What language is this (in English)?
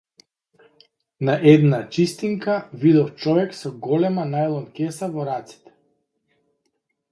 Macedonian